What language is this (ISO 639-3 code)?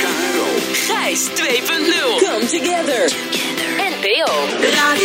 nld